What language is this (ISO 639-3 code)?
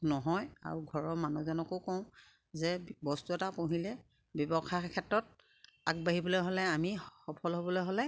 asm